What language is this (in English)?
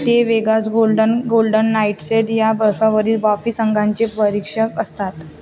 Marathi